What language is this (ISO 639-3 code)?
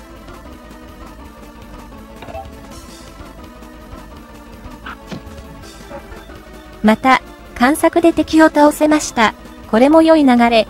jpn